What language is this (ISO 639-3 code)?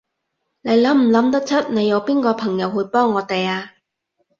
yue